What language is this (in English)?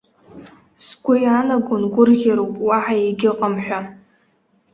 Abkhazian